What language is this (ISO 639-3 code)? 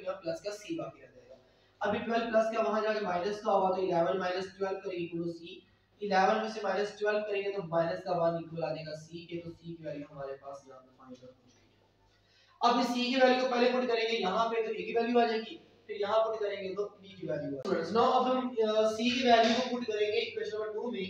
hin